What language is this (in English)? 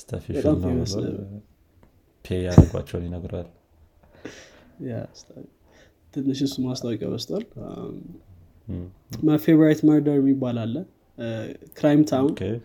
Amharic